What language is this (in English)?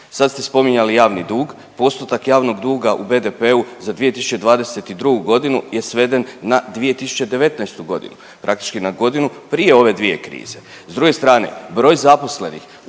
Croatian